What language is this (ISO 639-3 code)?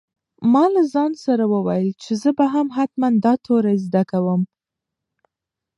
pus